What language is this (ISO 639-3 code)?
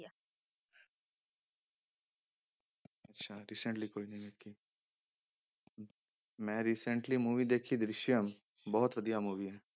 pan